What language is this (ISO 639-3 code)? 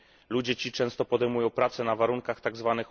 pol